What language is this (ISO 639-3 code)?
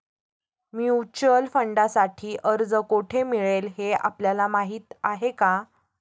mar